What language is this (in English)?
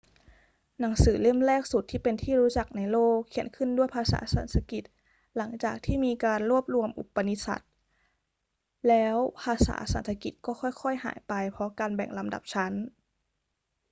Thai